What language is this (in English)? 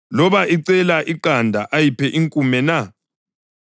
North Ndebele